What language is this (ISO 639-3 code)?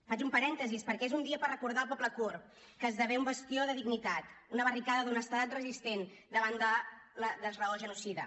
cat